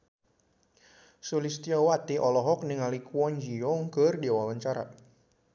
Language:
Sundanese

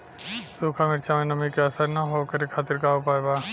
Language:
Bhojpuri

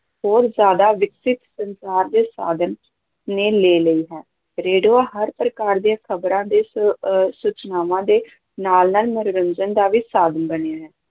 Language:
Punjabi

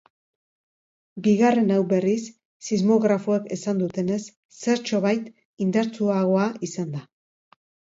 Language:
Basque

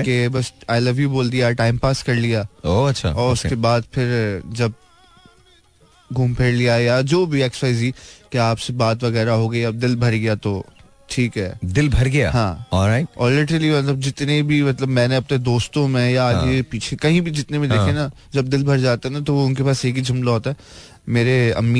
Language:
Hindi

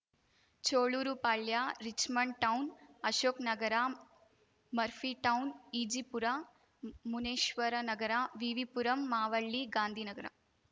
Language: Kannada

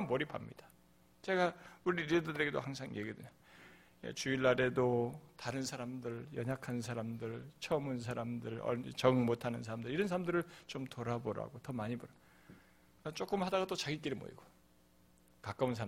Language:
Korean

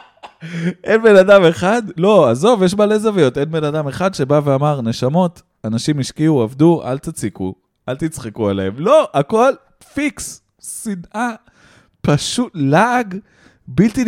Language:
Hebrew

